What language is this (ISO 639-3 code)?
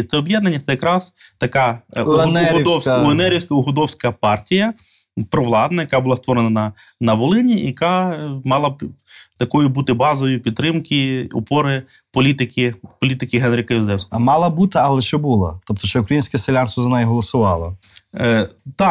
ukr